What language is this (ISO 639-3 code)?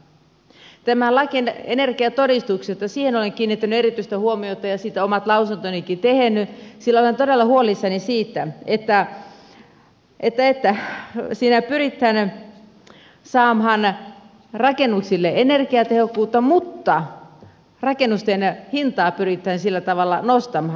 fin